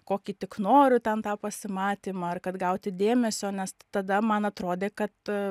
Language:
Lithuanian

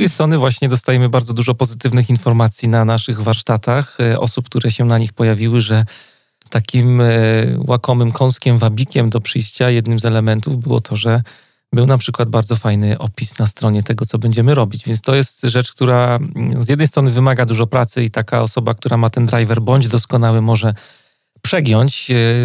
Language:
Polish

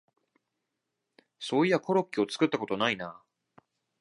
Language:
Japanese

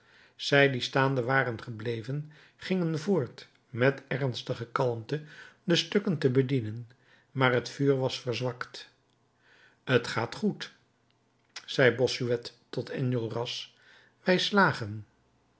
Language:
Dutch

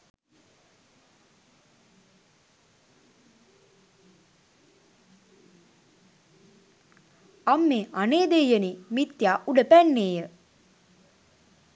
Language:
Sinhala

